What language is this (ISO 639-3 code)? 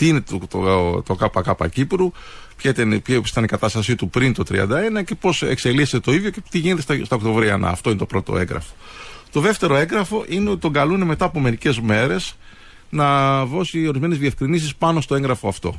ell